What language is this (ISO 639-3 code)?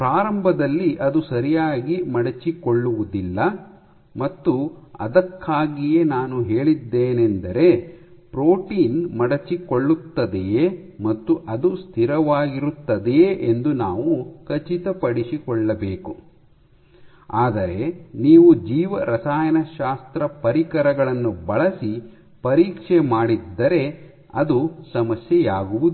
kan